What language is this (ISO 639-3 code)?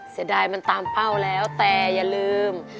tha